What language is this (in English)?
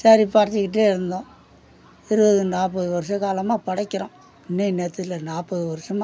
Tamil